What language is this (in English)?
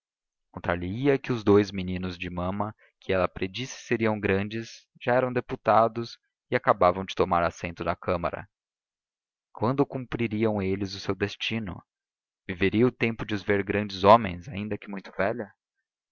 Portuguese